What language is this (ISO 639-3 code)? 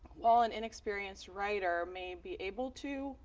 eng